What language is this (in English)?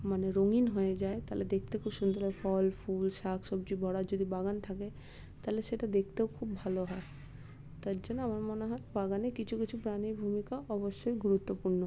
Bangla